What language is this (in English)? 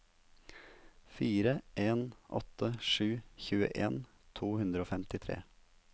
Norwegian